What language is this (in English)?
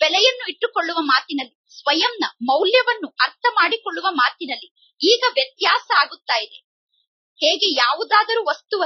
Hindi